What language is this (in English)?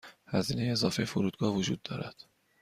Persian